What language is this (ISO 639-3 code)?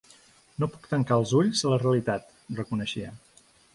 cat